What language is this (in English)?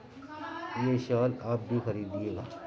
Urdu